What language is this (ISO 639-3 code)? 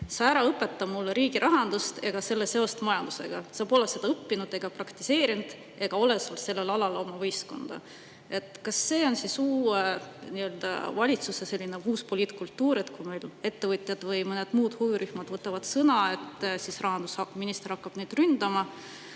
est